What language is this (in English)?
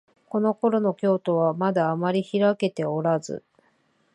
Japanese